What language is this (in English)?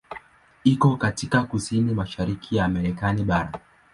Swahili